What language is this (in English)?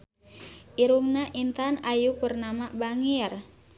Sundanese